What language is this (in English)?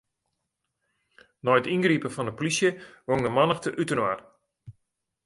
Western Frisian